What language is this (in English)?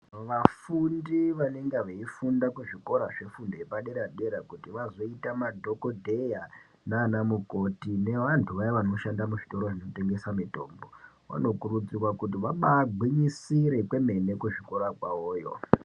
Ndau